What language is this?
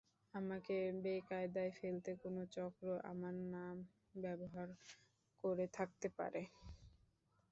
Bangla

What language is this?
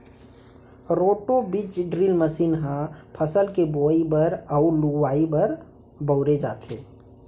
Chhattisgarhi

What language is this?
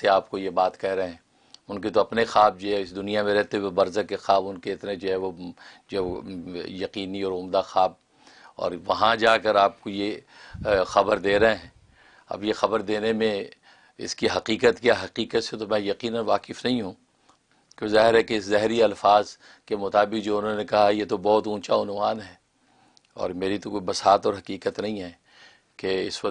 Urdu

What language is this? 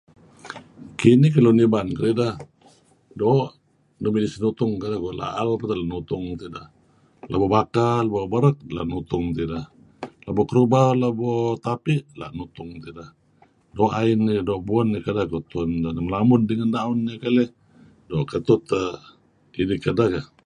Kelabit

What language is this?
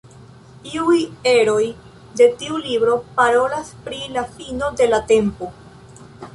Esperanto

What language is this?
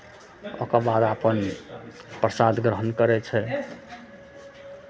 Maithili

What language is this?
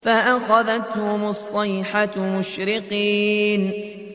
Arabic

